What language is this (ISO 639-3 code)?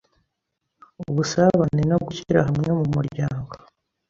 kin